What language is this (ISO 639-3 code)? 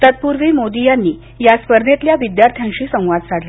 mar